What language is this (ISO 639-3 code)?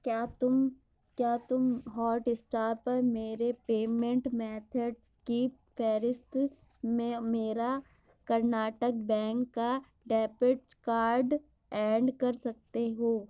urd